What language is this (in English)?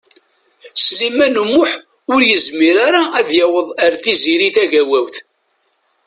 Kabyle